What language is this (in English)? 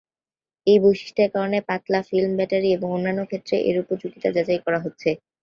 Bangla